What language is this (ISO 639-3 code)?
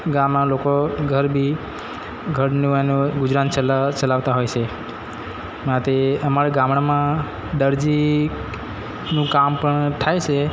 guj